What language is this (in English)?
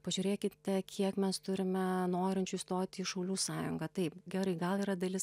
Lithuanian